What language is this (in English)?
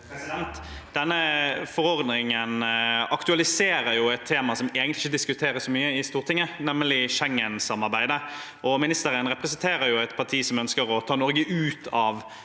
Norwegian